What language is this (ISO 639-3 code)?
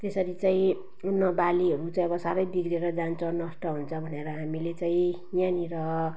nep